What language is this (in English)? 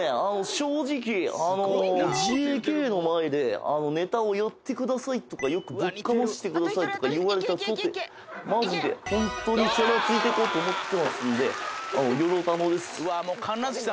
Japanese